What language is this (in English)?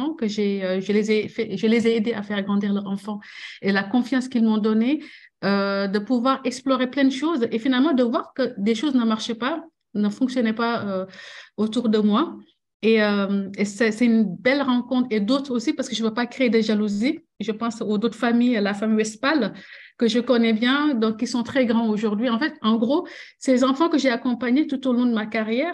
French